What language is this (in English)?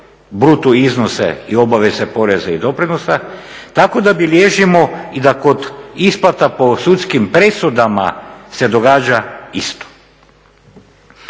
Croatian